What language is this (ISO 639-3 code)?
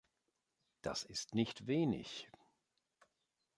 deu